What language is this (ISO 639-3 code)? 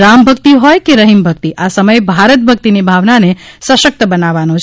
guj